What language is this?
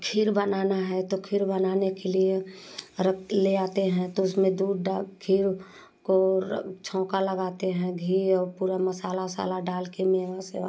Hindi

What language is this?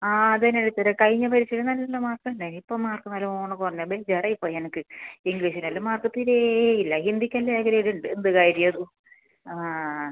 Malayalam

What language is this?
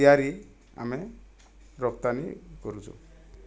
Odia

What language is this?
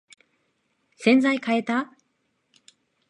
Japanese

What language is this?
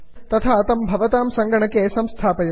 Sanskrit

